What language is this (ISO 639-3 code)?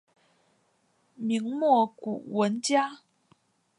zho